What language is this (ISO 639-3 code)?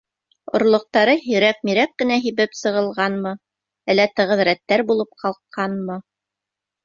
bak